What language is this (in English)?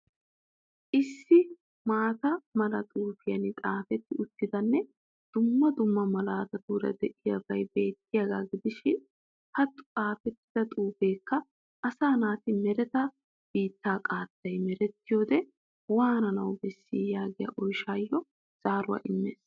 Wolaytta